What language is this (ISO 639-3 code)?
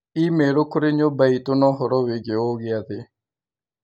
kik